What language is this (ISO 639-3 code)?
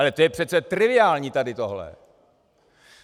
ces